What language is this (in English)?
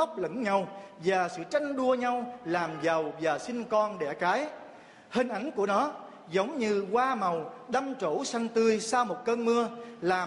Vietnamese